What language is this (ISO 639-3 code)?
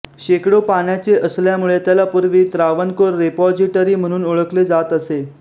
mar